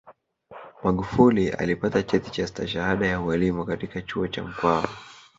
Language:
Swahili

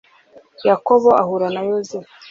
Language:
Kinyarwanda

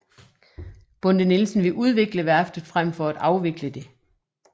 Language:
Danish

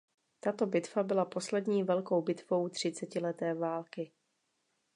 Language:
Czech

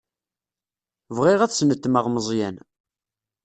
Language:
Kabyle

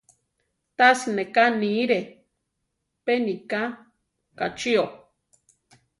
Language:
Central Tarahumara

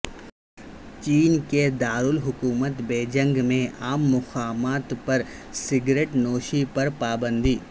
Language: Urdu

